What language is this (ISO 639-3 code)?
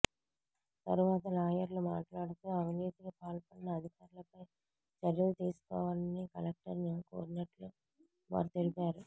tel